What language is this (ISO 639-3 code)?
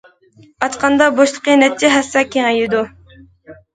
uig